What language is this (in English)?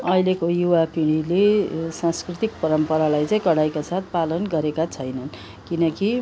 Nepali